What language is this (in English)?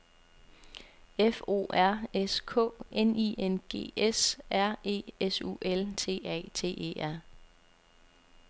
Danish